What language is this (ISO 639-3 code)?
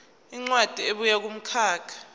zul